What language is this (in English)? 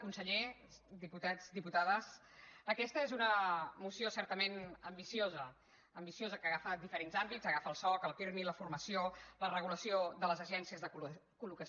Catalan